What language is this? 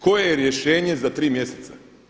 Croatian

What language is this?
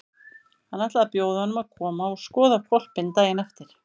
Icelandic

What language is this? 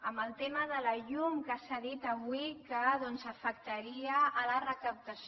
Catalan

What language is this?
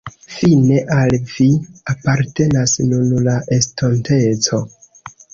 Esperanto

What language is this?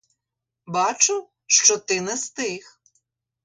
Ukrainian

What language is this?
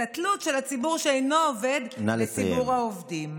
Hebrew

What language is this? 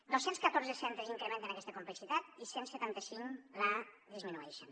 Catalan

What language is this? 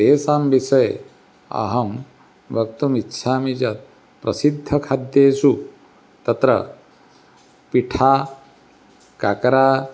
Sanskrit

